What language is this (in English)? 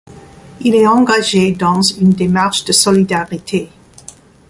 French